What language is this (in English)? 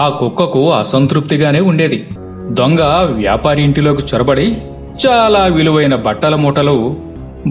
Telugu